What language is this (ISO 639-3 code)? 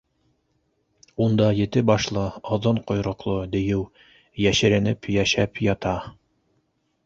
bak